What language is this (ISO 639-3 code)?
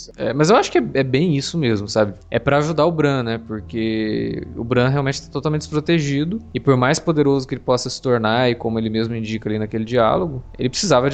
por